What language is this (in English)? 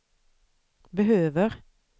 Swedish